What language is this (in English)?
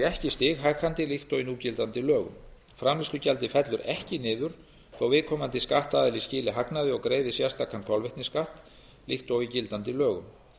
Icelandic